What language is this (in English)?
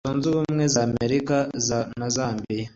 Kinyarwanda